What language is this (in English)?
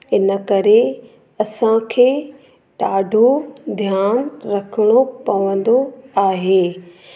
Sindhi